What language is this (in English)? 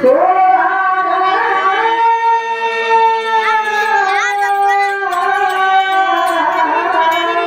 Kannada